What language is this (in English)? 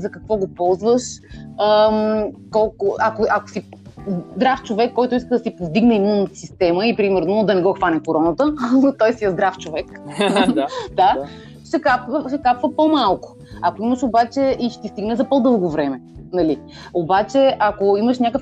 Bulgarian